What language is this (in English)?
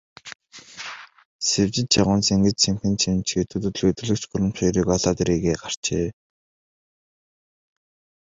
Mongolian